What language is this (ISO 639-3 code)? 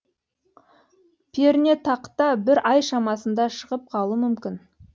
kaz